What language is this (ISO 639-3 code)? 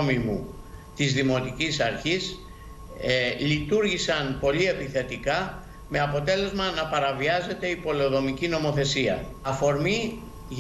ell